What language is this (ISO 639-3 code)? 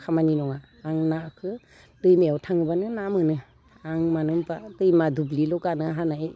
brx